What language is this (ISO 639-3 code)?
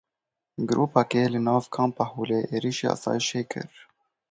kur